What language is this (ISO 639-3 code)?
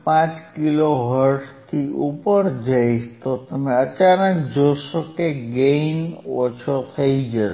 guj